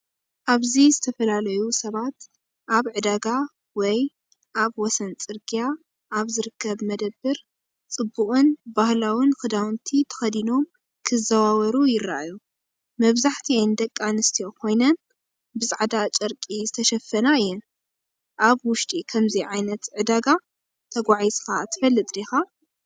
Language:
Tigrinya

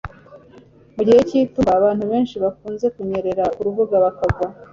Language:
Kinyarwanda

